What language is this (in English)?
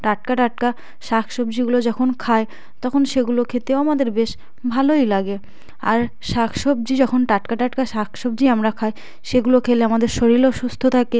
Bangla